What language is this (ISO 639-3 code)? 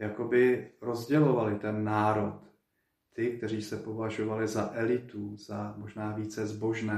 ces